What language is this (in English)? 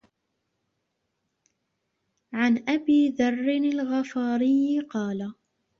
Arabic